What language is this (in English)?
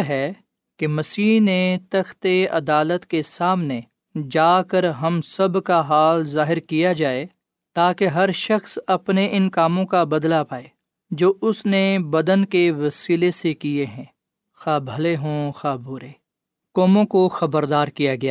Urdu